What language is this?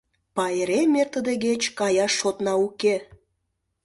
Mari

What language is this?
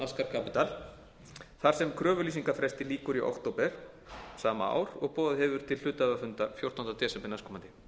Icelandic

